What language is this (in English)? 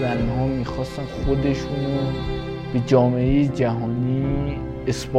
Persian